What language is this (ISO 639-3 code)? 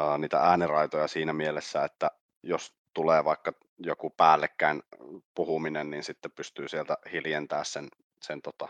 fin